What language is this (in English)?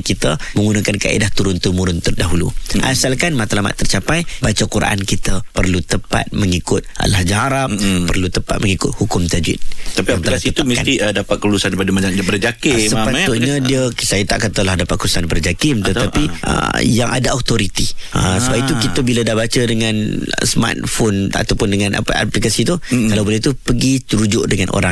Malay